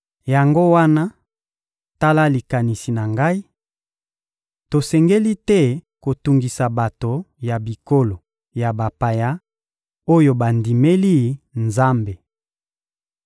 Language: Lingala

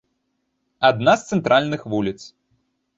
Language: Belarusian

